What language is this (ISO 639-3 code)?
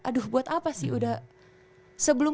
ind